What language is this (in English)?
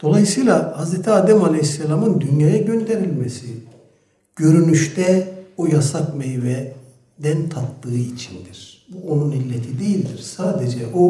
Turkish